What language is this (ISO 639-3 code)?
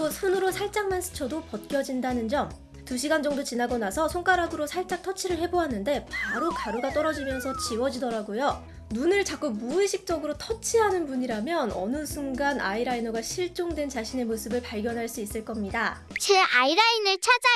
kor